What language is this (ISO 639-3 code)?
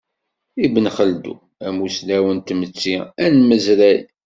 kab